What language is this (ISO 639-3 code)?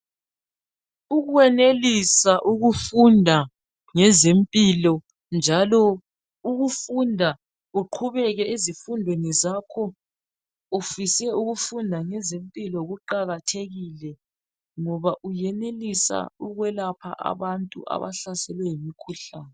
nde